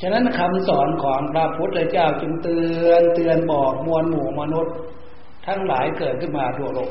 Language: Thai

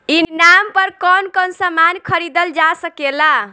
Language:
Bhojpuri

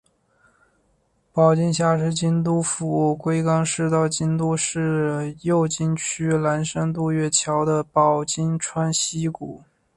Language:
Chinese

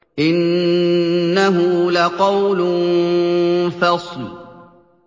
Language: Arabic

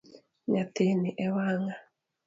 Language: Luo (Kenya and Tanzania)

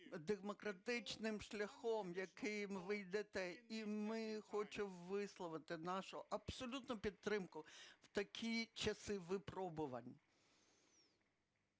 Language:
Ukrainian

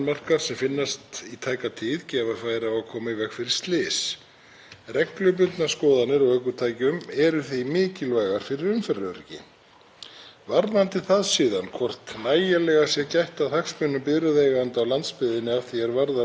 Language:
Icelandic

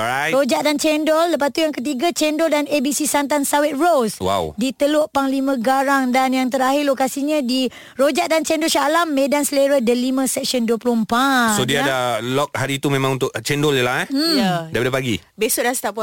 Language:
Malay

